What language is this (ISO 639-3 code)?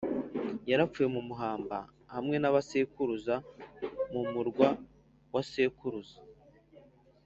kin